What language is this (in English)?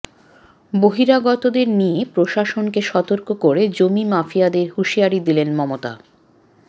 Bangla